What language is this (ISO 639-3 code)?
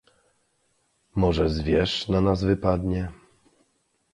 pol